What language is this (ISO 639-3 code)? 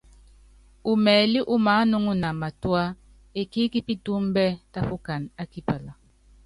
yav